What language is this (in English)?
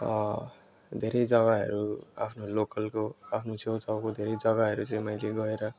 Nepali